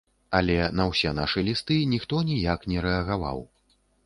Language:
Belarusian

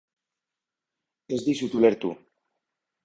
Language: Basque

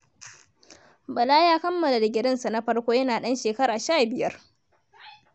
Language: Hausa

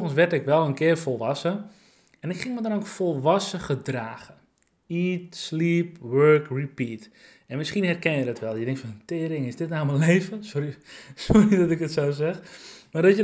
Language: Dutch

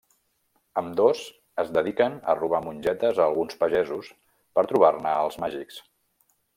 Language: Catalan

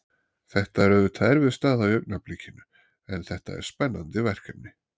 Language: Icelandic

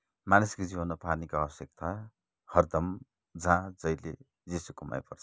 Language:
Nepali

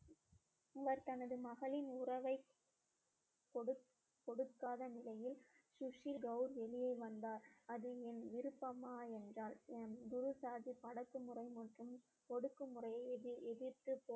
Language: Tamil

